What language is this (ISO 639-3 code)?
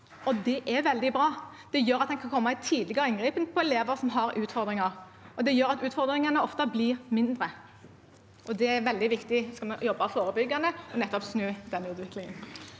nor